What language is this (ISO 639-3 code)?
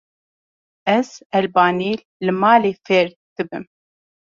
kur